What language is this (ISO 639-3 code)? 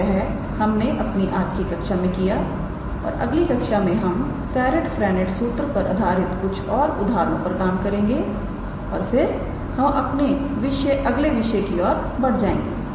hin